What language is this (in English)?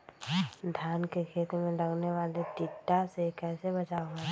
Magahi